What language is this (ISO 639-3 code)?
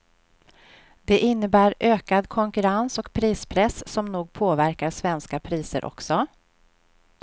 swe